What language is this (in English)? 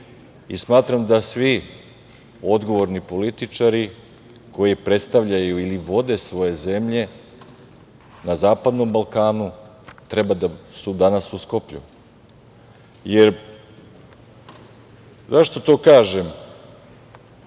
Serbian